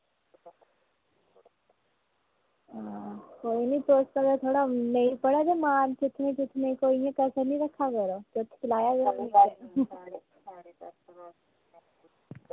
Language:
Dogri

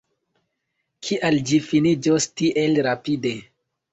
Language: Esperanto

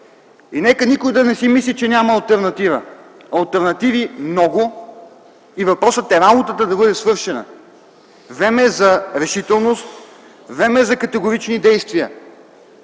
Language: Bulgarian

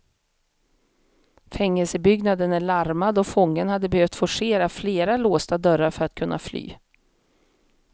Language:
Swedish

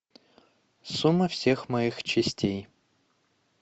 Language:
Russian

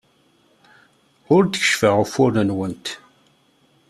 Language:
Kabyle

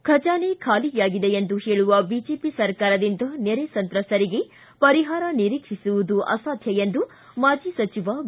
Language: Kannada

